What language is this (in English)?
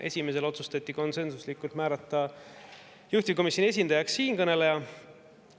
Estonian